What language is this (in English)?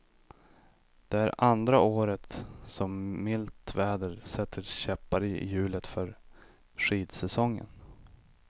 Swedish